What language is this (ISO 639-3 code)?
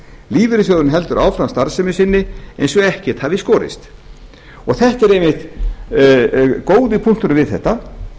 isl